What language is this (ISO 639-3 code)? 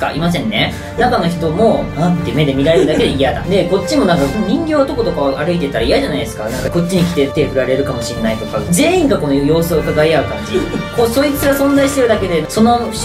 jpn